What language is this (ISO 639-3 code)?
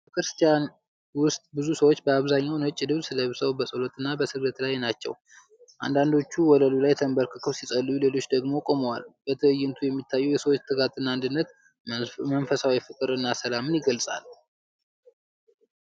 amh